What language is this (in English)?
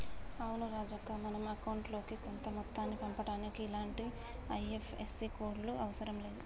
Telugu